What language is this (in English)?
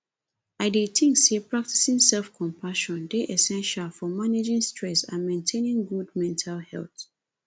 Nigerian Pidgin